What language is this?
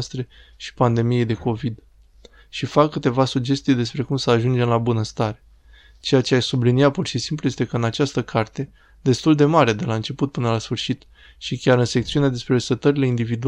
Romanian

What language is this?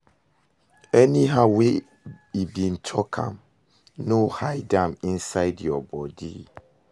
Nigerian Pidgin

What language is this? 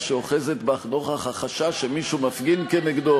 Hebrew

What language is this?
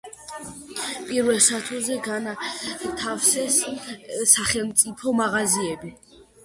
Georgian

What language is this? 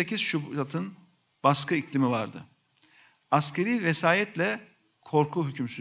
Turkish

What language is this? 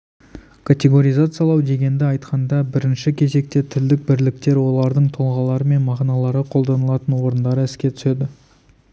Kazakh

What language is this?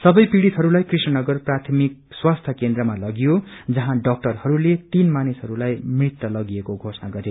Nepali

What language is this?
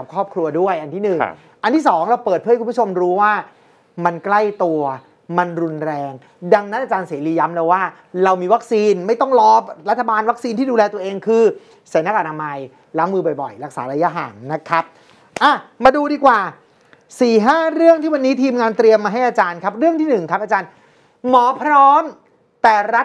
Thai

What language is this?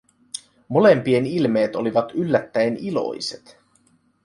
Finnish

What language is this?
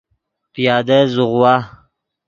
Yidgha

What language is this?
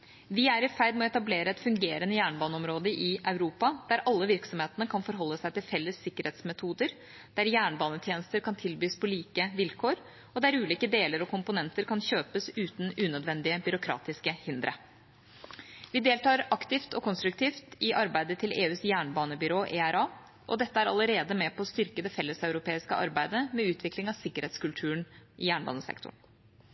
Norwegian Bokmål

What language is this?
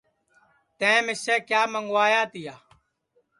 Sansi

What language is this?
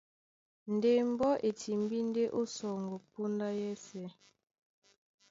Duala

